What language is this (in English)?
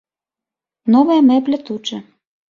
Belarusian